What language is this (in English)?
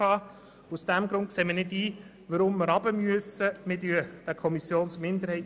Swiss German